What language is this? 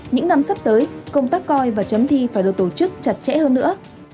Vietnamese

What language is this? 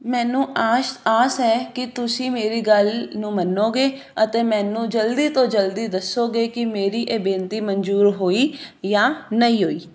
Punjabi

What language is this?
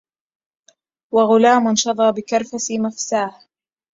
Arabic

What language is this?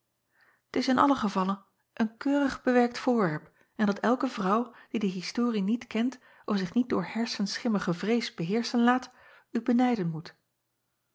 Dutch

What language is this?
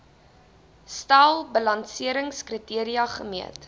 Afrikaans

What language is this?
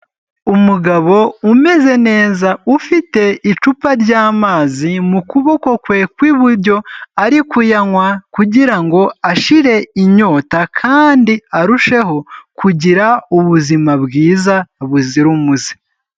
Kinyarwanda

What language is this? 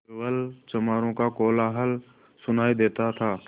Hindi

